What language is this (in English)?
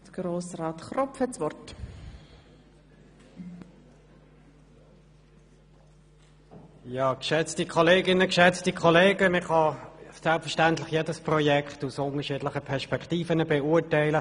Swiss German